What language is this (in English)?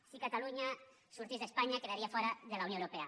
Catalan